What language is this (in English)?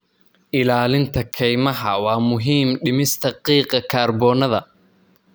Somali